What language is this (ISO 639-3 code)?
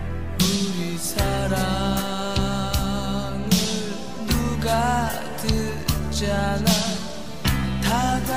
kor